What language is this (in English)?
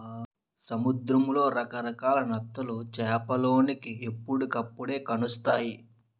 Telugu